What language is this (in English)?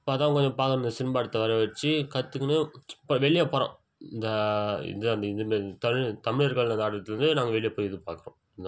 Tamil